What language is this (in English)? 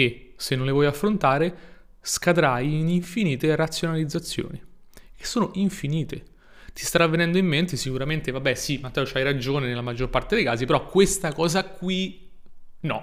Italian